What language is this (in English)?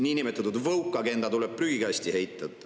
Estonian